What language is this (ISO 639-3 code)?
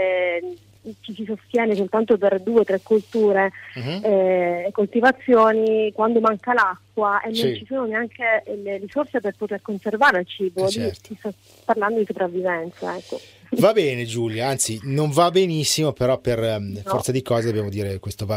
ita